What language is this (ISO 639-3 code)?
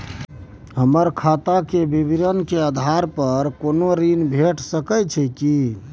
mai